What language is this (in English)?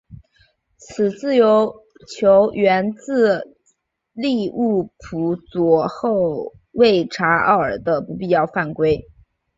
Chinese